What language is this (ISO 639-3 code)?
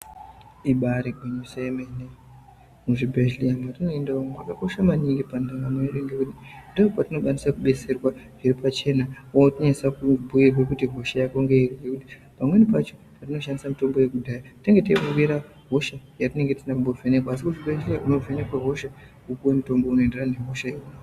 ndc